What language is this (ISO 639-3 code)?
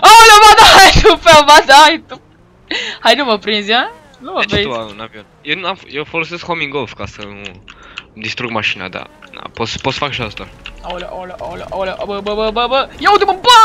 ron